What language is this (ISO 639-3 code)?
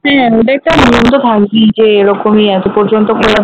ben